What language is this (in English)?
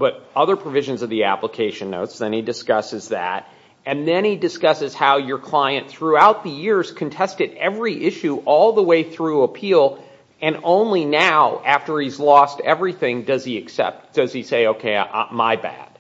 English